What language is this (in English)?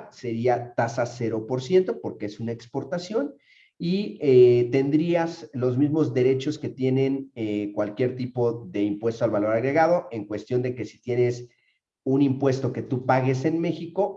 Spanish